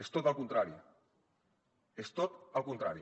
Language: Catalan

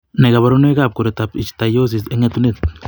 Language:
Kalenjin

